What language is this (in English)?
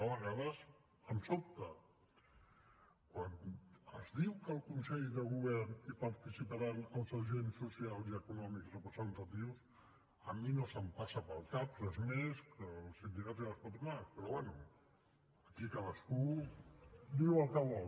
Catalan